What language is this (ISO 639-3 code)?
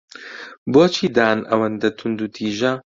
ckb